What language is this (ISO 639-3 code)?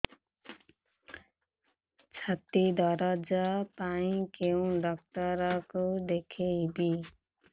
ori